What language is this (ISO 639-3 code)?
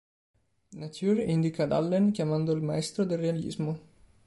ita